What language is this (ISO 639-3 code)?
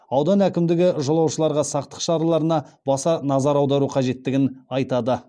kaz